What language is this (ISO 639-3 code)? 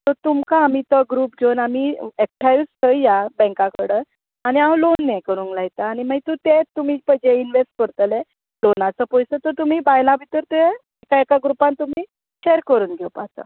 kok